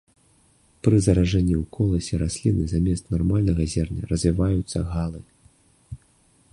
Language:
Belarusian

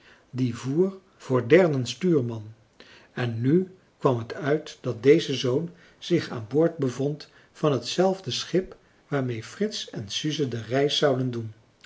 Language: Dutch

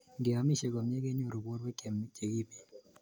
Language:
Kalenjin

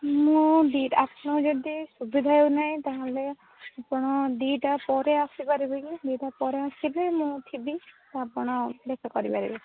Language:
Odia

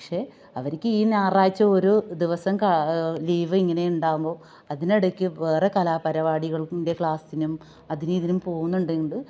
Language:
Malayalam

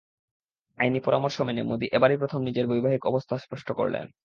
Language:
Bangla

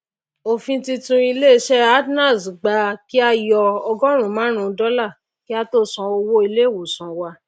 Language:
Yoruba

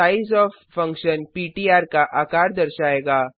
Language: Hindi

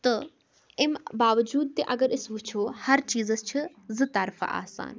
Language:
Kashmiri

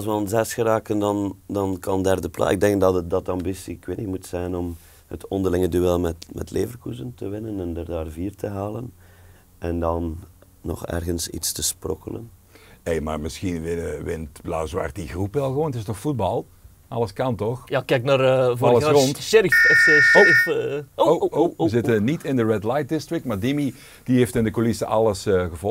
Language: Dutch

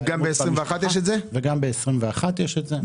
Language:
Hebrew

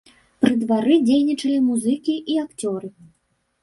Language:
Belarusian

